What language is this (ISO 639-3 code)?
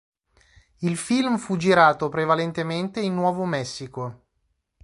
ita